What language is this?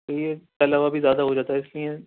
Urdu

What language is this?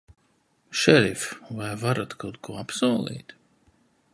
Latvian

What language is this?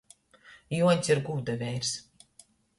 Latgalian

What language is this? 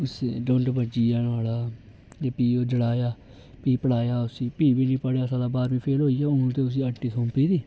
Dogri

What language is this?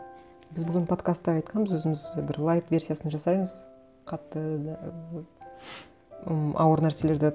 Kazakh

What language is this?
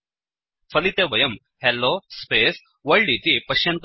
Sanskrit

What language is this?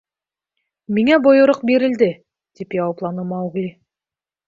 Bashkir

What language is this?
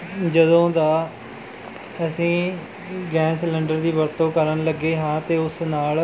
Punjabi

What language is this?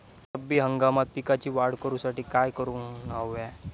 Marathi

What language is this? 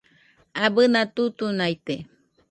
Nüpode Huitoto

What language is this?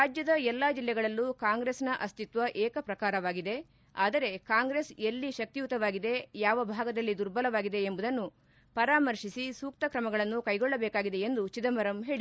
Kannada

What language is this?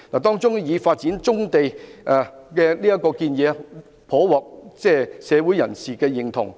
Cantonese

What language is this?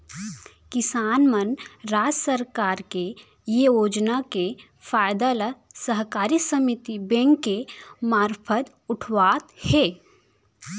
Chhattisgarhi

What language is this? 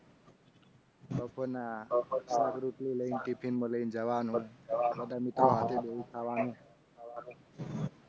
Gujarati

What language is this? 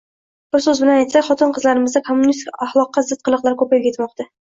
Uzbek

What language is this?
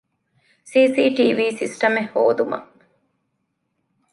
Divehi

